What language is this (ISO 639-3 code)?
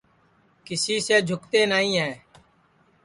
ssi